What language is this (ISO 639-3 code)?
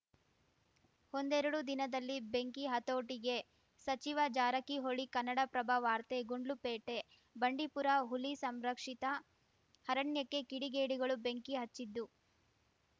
kan